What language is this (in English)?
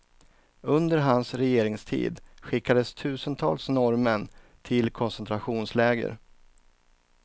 Swedish